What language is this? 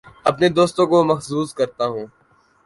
Urdu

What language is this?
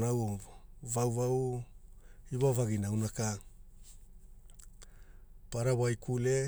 Hula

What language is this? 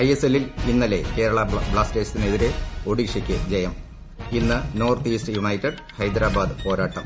Malayalam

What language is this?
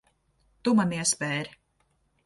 Latvian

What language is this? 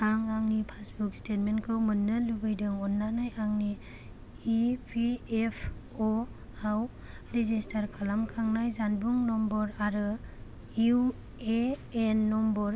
Bodo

